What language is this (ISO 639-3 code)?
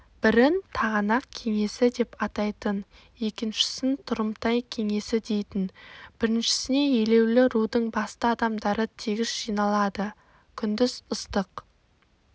kaz